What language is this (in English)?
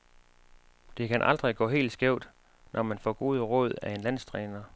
Danish